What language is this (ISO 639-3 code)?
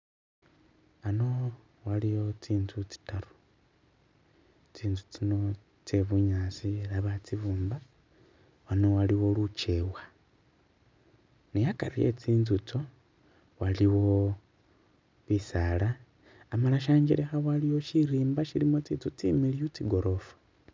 myx